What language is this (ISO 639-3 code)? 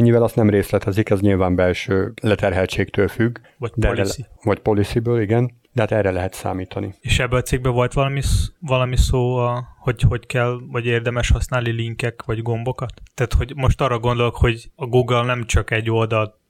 hun